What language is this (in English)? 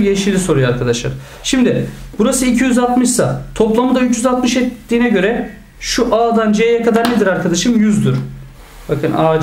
Turkish